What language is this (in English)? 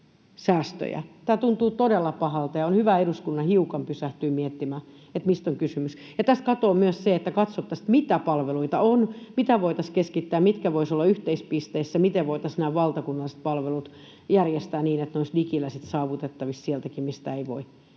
Finnish